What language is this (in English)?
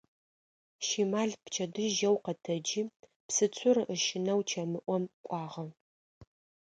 Adyghe